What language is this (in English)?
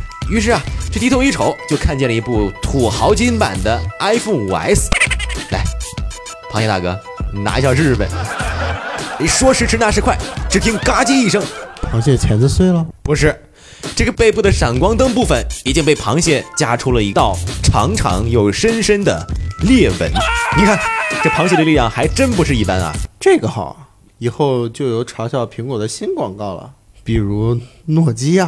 Chinese